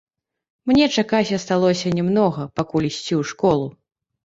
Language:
Belarusian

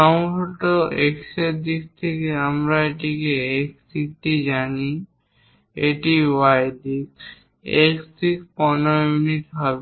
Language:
Bangla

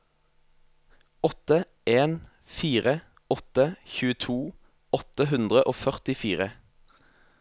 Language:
Norwegian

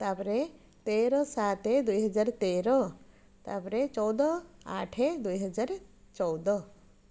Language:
Odia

